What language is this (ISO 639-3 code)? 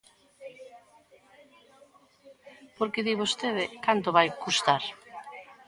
glg